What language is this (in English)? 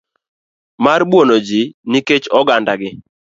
Luo (Kenya and Tanzania)